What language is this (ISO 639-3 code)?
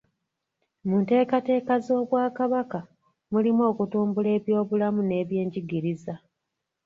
lug